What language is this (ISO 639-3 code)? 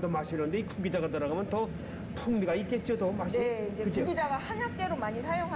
kor